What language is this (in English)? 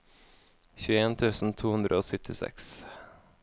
Norwegian